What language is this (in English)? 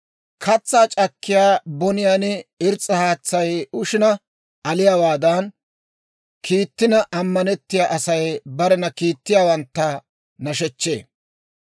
Dawro